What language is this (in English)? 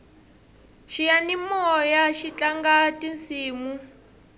Tsonga